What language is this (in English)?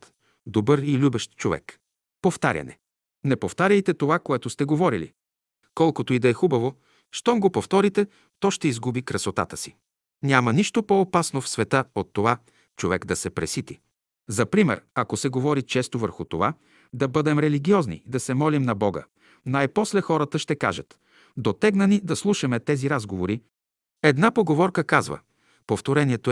Bulgarian